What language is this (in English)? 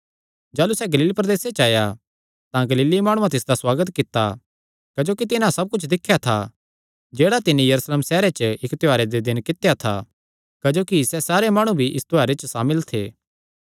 Kangri